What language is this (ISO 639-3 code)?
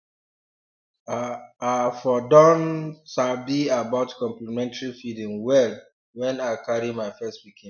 pcm